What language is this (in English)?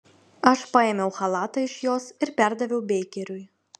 Lithuanian